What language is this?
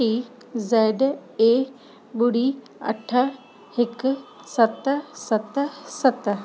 Sindhi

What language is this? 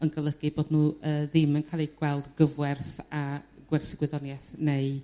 Welsh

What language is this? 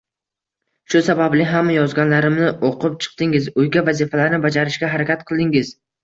Uzbek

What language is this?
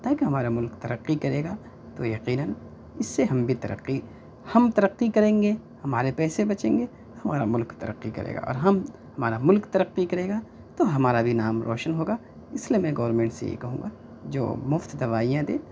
Urdu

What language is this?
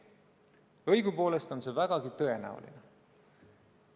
Estonian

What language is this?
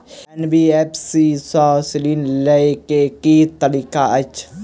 Maithili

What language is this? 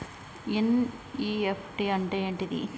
Telugu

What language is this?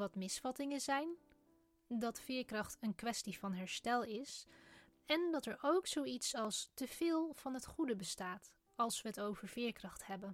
Dutch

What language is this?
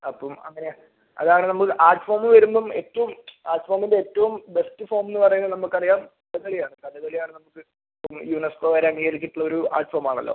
Malayalam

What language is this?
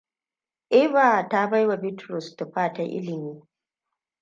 Hausa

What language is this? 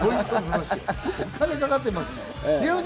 Japanese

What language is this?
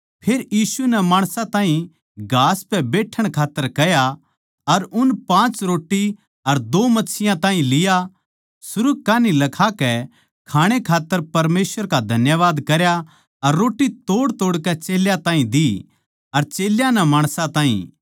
Haryanvi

